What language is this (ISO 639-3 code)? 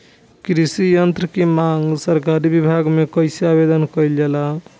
bho